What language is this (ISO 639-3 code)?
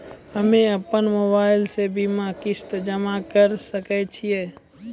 mai